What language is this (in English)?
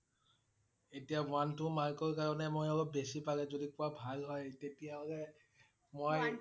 Assamese